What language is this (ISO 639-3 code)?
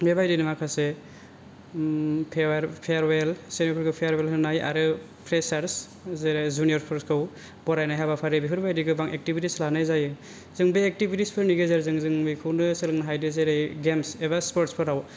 brx